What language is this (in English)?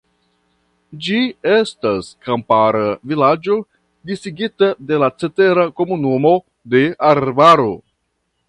Esperanto